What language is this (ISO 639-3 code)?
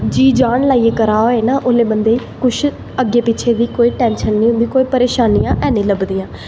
doi